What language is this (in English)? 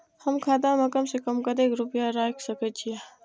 Maithili